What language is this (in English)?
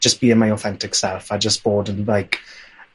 Welsh